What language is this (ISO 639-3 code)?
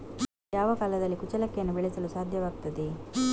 kan